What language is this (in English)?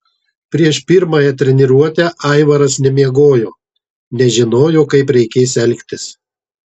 Lithuanian